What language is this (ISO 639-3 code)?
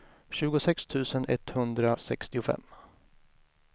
swe